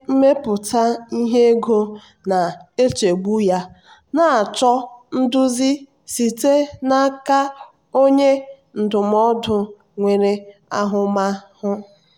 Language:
Igbo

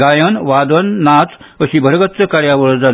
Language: Konkani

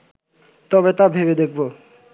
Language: Bangla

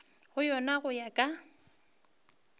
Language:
Northern Sotho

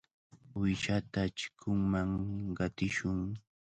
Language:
Cajatambo North Lima Quechua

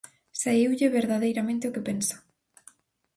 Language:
Galician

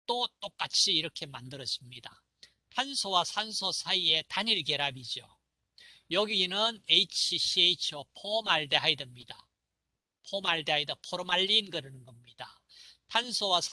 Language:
Korean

